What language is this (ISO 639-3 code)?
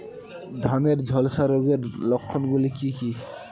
ben